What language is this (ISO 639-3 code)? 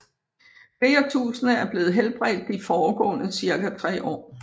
dan